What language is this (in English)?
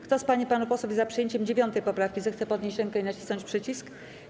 Polish